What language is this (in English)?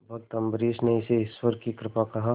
Hindi